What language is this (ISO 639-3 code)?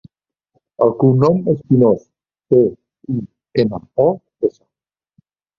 cat